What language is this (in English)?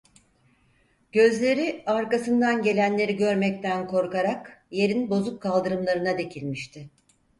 Turkish